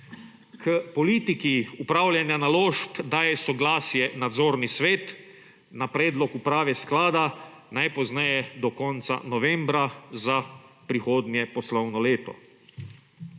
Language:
Slovenian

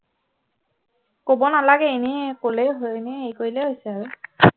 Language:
Assamese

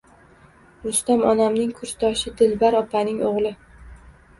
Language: Uzbek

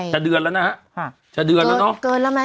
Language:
Thai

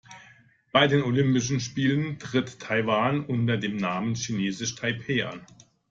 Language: German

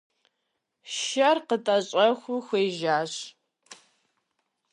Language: Kabardian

